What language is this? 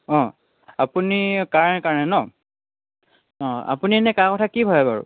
Assamese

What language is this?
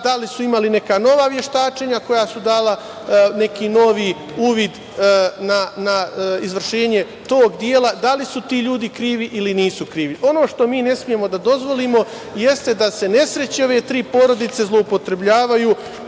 Serbian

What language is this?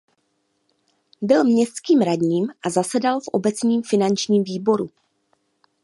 Czech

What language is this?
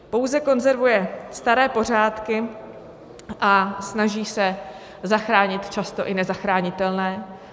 Czech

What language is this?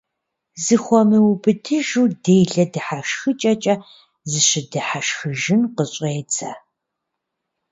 Kabardian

